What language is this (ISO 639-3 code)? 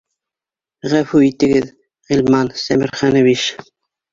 bak